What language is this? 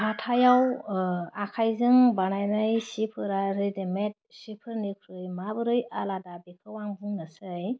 Bodo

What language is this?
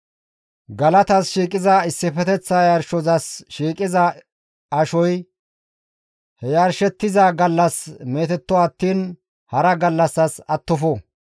Gamo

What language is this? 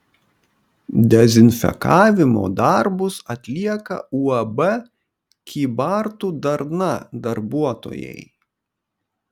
Lithuanian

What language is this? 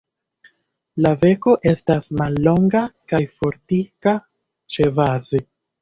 Esperanto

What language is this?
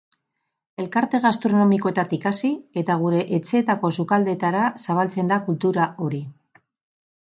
Basque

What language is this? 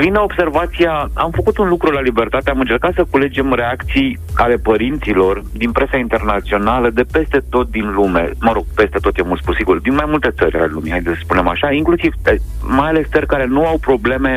Romanian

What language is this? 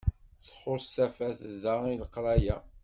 Kabyle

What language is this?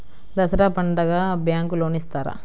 Telugu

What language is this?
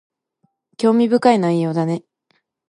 Japanese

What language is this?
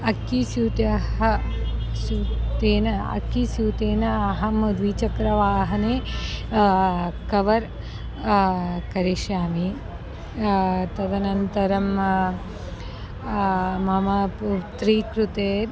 Sanskrit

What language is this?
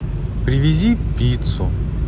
Russian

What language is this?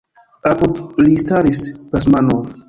Esperanto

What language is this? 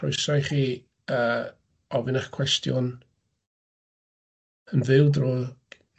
Welsh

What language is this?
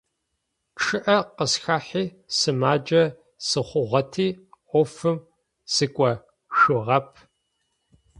Adyghe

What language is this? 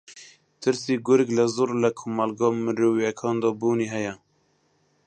Central Kurdish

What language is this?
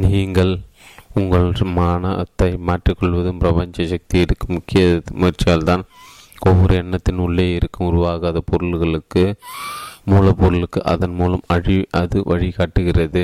Tamil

